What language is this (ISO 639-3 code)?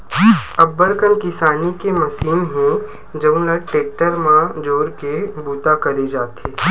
hne